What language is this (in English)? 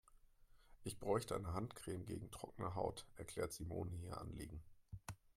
German